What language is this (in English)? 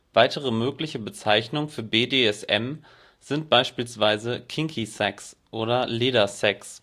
German